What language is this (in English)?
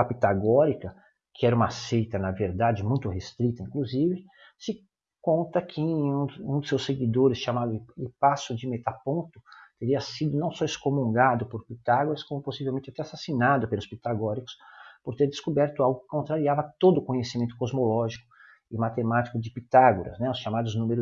Portuguese